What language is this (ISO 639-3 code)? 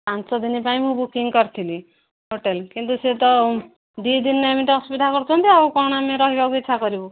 ori